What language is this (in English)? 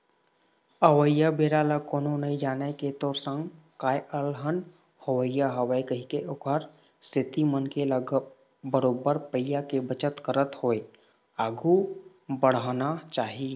Chhattisgarhi